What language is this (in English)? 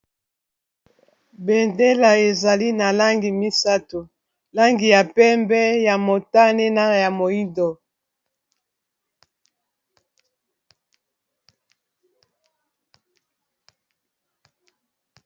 Lingala